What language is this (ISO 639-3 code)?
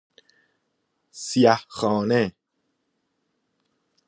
fas